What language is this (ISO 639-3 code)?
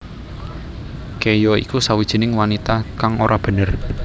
jav